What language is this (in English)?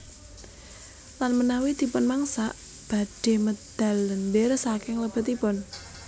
Javanese